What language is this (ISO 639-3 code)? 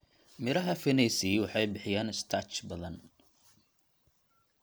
som